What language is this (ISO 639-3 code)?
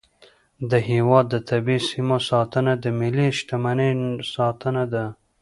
pus